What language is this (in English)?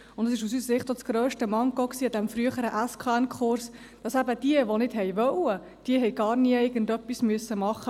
Swiss German